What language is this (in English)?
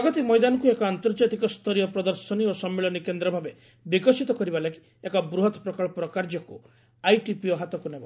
Odia